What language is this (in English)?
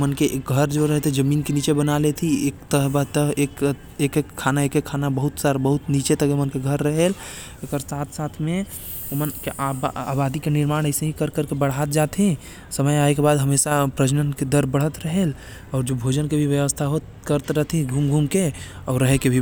Korwa